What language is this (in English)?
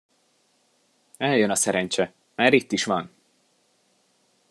Hungarian